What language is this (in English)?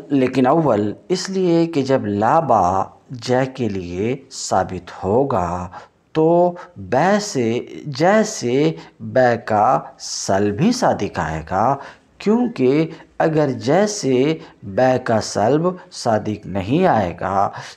Hindi